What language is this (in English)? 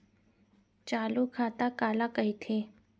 Chhattisgarhi